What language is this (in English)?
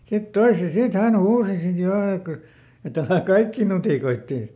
Finnish